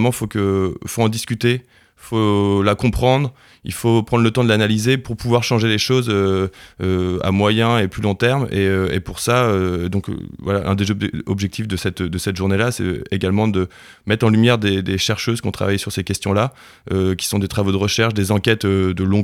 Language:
French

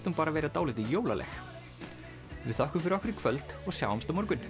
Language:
Icelandic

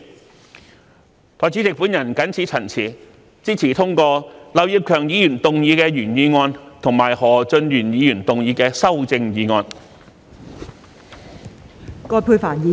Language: Cantonese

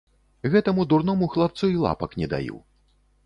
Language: Belarusian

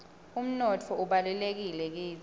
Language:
Swati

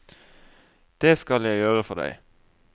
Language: Norwegian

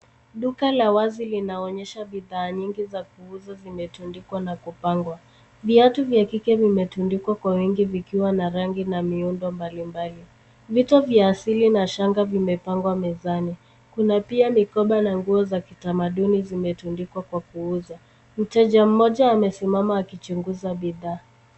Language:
Swahili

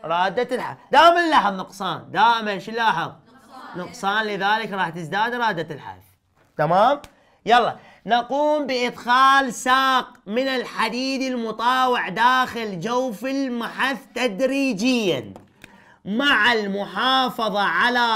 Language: Arabic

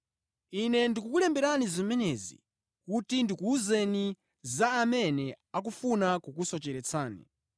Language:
Nyanja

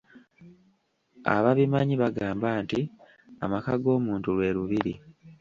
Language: Ganda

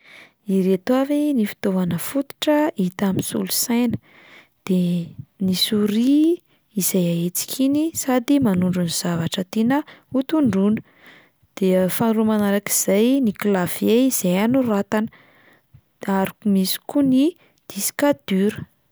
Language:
Malagasy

